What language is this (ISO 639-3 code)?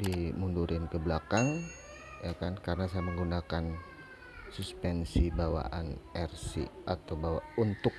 ind